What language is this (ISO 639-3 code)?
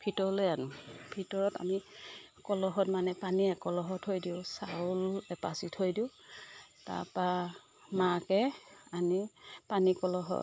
asm